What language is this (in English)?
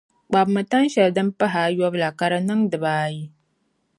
Dagbani